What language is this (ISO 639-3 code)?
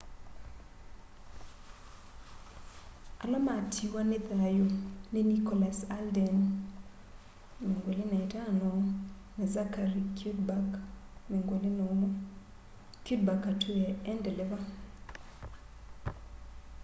kam